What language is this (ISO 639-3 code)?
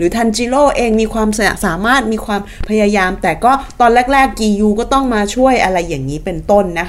tha